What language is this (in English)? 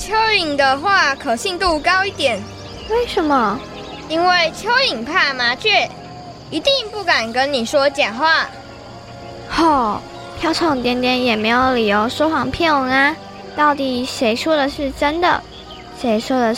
Chinese